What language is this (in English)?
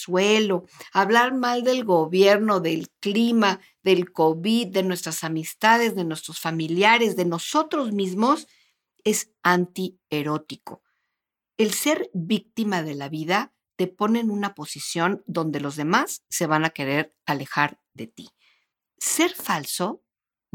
Spanish